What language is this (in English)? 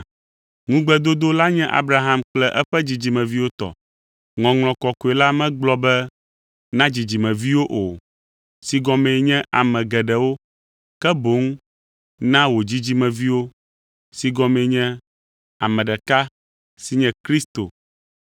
Ewe